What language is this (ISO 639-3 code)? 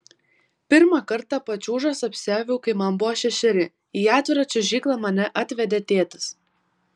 lit